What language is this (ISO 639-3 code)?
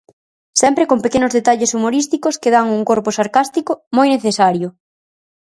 glg